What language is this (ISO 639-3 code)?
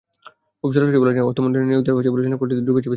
ben